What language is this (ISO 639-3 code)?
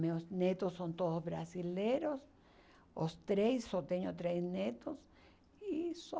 por